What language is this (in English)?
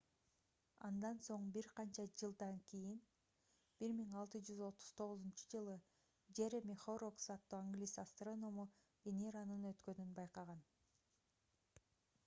Kyrgyz